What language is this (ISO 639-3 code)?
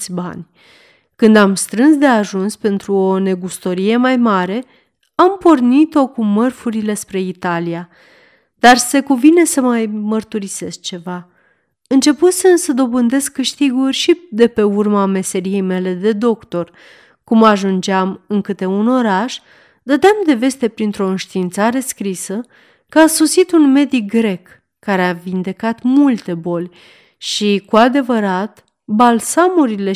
ron